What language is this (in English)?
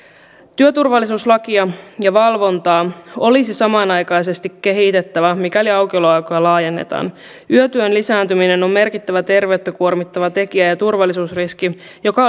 Finnish